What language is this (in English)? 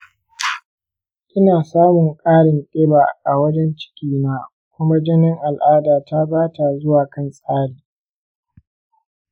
Hausa